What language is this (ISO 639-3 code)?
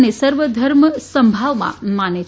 guj